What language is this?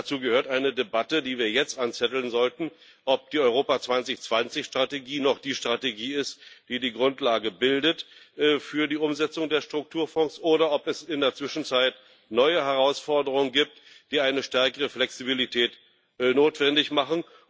German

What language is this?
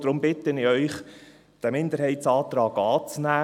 Swiss German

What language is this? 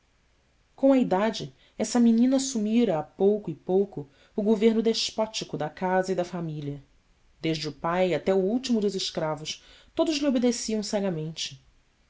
Portuguese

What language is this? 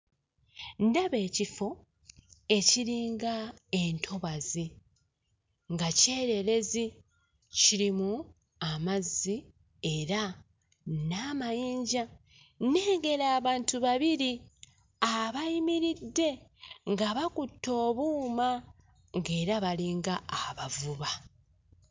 Ganda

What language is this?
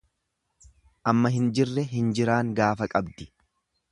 Oromo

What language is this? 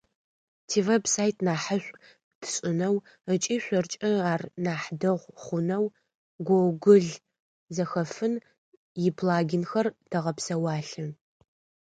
Adyghe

